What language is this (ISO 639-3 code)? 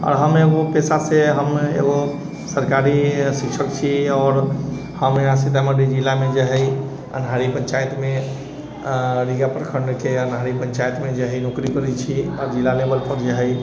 mai